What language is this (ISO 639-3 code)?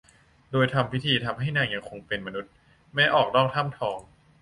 tha